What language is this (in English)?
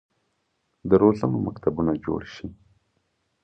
Pashto